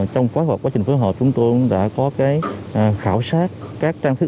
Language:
Vietnamese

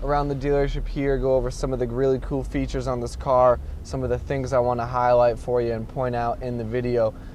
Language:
English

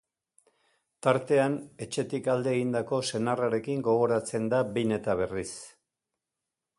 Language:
Basque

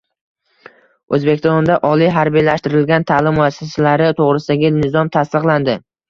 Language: Uzbek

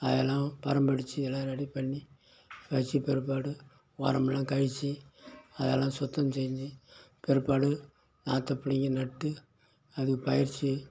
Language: Tamil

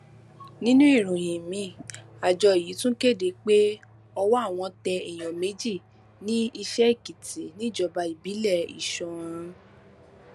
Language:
Yoruba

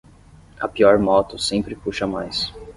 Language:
Portuguese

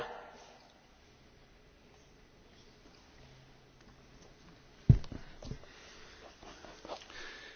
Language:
Hungarian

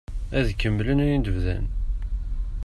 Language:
Kabyle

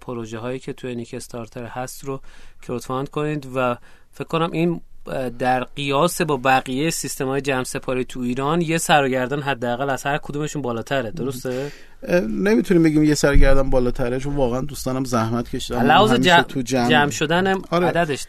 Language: Persian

